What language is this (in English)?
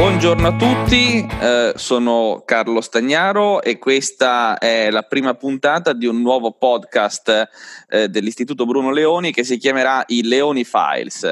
Italian